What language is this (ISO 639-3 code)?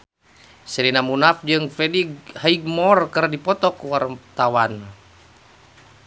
sun